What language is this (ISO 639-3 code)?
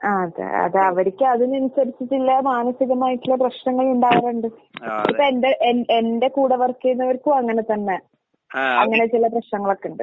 mal